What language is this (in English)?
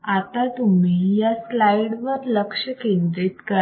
Marathi